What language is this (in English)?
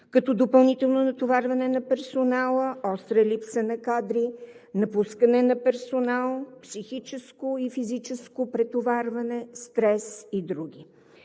Bulgarian